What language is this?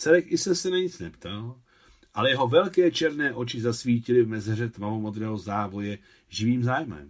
Czech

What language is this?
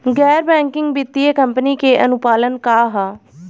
Bhojpuri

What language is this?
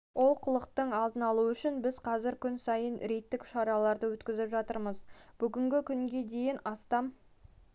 Kazakh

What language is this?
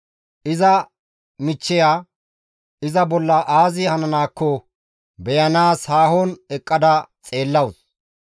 Gamo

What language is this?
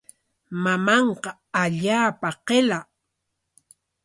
Corongo Ancash Quechua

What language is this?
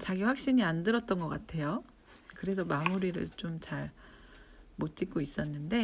Korean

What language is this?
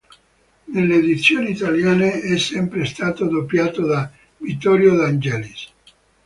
Italian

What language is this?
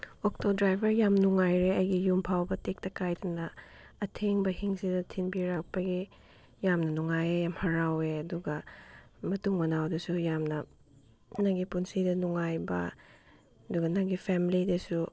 Manipuri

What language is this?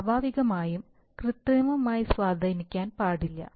Malayalam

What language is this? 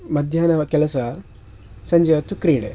Kannada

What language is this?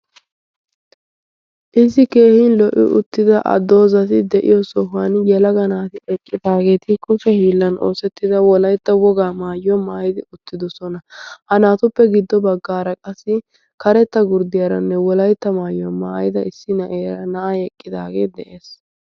Wolaytta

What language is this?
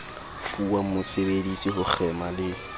Southern Sotho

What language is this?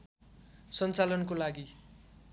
Nepali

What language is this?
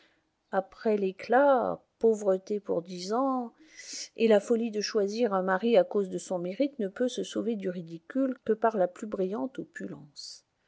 French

